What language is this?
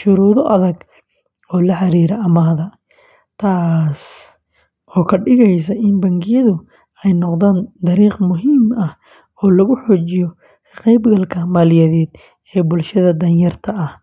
Somali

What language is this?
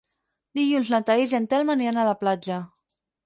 Catalan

